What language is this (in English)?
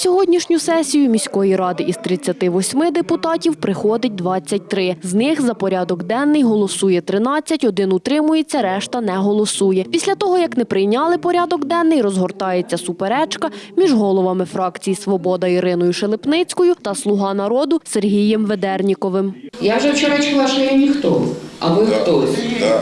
Ukrainian